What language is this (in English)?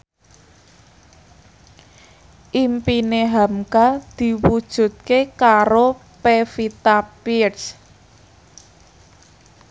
Javanese